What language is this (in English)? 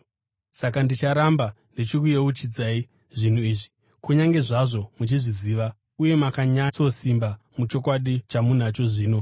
Shona